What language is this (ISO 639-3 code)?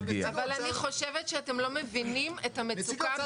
heb